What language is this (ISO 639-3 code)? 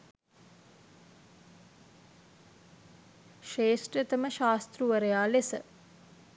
sin